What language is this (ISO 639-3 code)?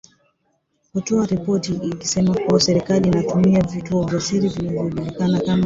swa